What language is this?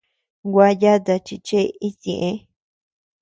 Tepeuxila Cuicatec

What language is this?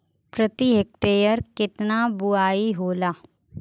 Bhojpuri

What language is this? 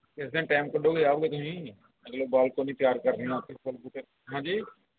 Punjabi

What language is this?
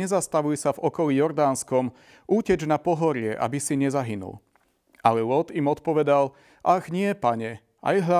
Slovak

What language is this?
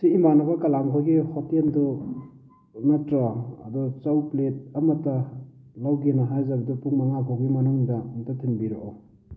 Manipuri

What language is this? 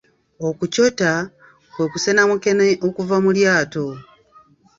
Ganda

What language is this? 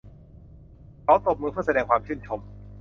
Thai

